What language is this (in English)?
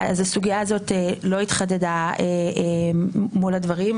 Hebrew